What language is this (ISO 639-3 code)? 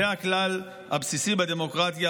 heb